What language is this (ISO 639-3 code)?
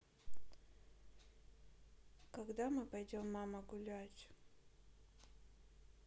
rus